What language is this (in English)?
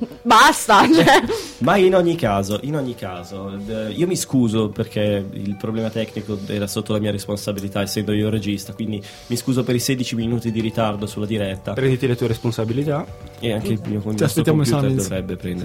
Italian